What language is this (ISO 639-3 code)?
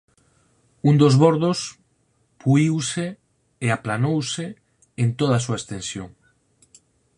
glg